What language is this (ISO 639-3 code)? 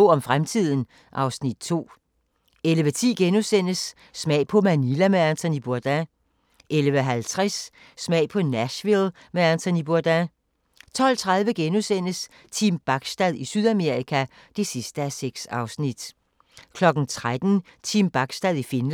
dan